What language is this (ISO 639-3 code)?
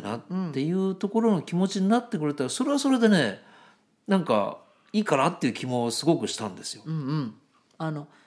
jpn